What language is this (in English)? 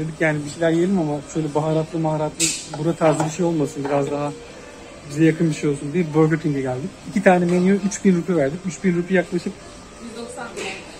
Turkish